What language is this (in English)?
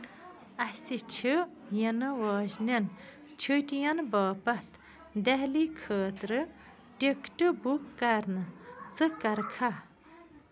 Kashmiri